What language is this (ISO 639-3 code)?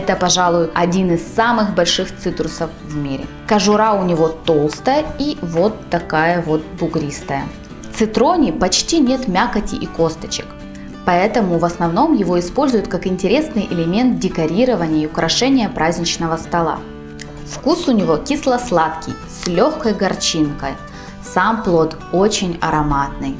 rus